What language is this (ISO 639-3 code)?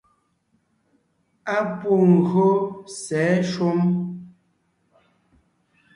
nnh